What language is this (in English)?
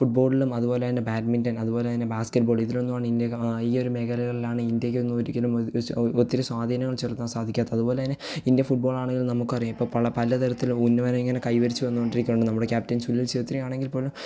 Malayalam